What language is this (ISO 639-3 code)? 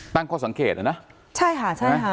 tha